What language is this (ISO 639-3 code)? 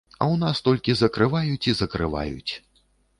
bel